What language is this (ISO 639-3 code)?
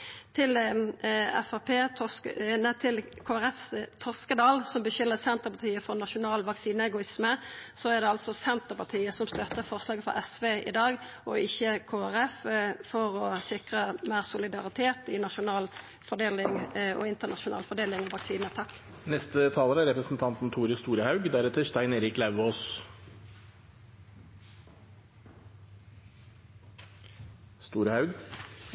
nno